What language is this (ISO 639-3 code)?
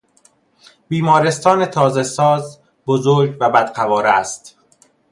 fas